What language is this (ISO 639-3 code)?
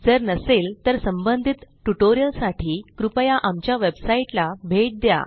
mar